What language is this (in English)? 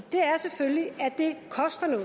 Danish